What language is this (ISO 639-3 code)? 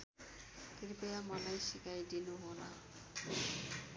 nep